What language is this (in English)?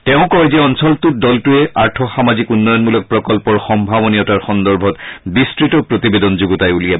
Assamese